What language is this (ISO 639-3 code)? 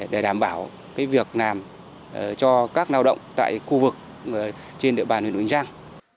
vie